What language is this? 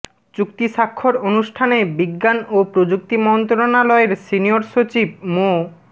Bangla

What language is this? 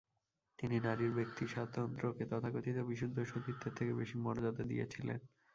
Bangla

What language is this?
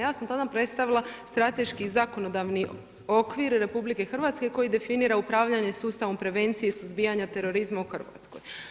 Croatian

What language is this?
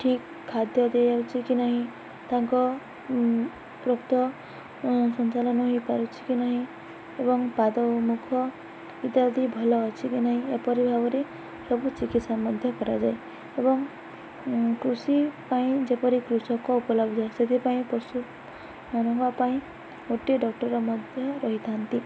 Odia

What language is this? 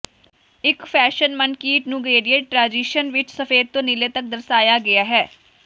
Punjabi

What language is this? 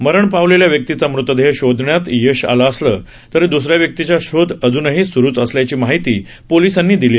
Marathi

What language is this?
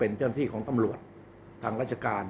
Thai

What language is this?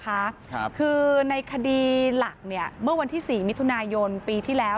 Thai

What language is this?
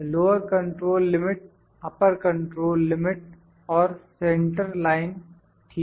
Hindi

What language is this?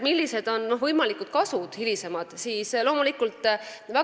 Estonian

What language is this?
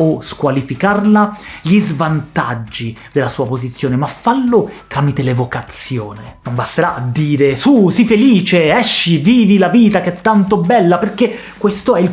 Italian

